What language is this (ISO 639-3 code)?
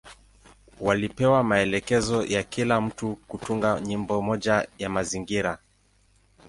swa